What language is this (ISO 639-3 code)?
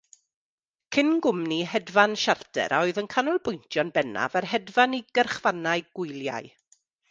cym